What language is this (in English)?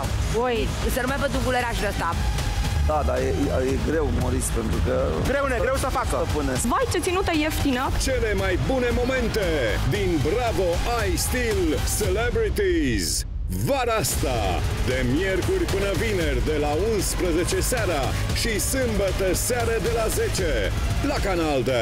Romanian